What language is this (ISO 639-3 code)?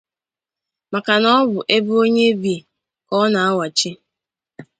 ibo